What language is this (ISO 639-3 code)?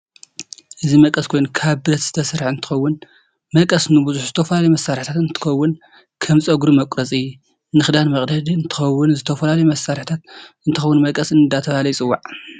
tir